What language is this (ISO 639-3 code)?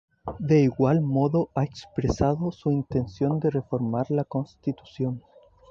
spa